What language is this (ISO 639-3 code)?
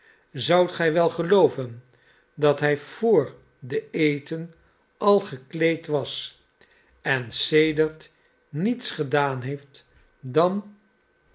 nld